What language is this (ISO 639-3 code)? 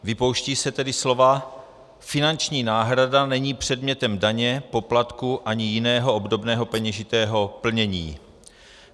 ces